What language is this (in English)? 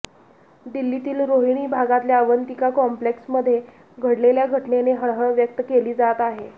Marathi